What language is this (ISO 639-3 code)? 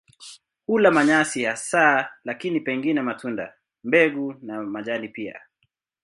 swa